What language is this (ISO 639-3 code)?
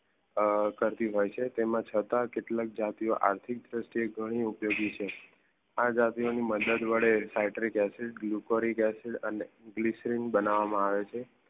guj